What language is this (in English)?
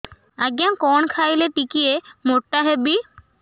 Odia